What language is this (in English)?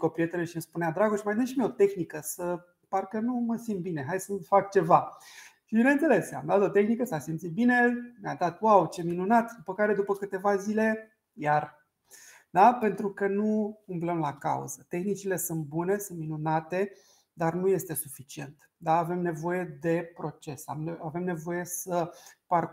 Romanian